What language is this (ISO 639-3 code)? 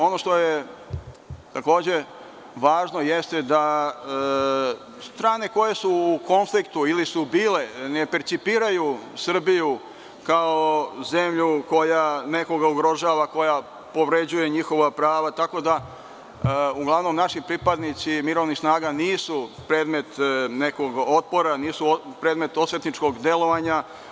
srp